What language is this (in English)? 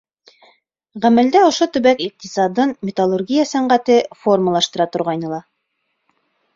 Bashkir